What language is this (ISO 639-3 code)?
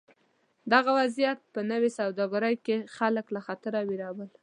pus